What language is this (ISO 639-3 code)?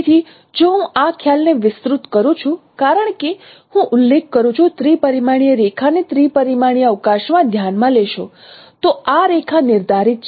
guj